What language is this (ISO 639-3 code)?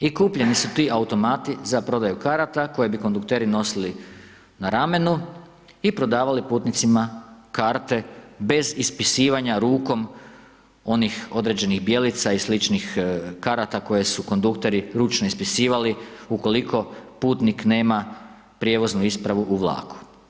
hrv